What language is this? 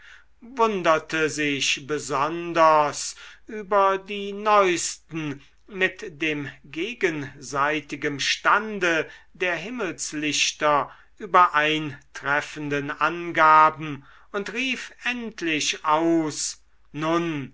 German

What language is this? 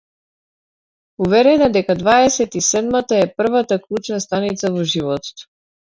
Macedonian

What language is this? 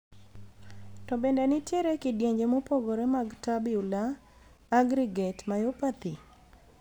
Luo (Kenya and Tanzania)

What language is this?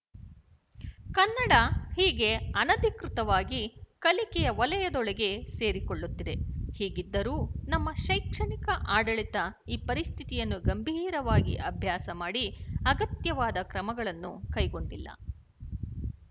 Kannada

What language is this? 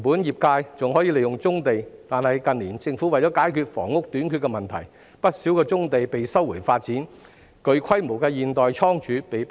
Cantonese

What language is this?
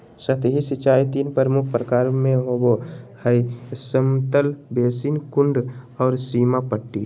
Magahi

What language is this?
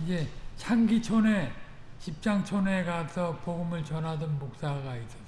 Korean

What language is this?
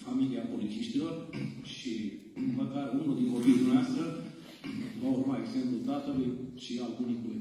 Romanian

